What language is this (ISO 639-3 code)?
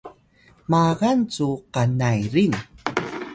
tay